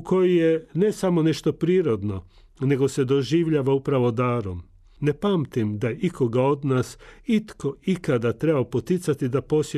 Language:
Croatian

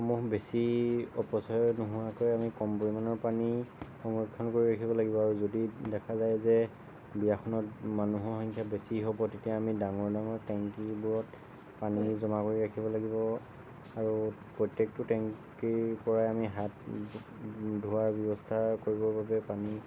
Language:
Assamese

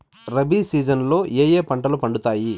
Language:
Telugu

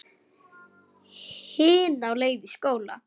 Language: Icelandic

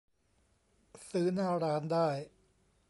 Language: Thai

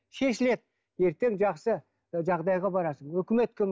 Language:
Kazakh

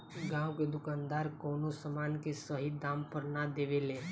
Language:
Bhojpuri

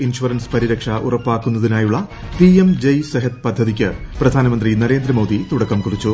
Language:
Malayalam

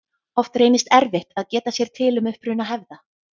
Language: Icelandic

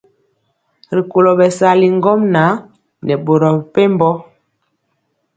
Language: Mpiemo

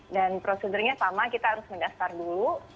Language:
Indonesian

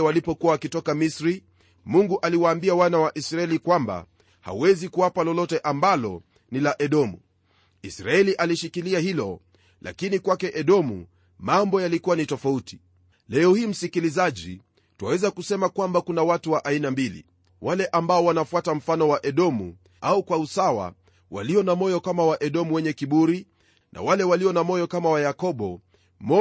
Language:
Swahili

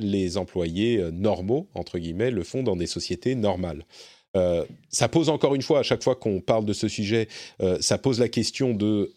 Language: French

